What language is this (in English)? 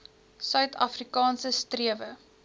Afrikaans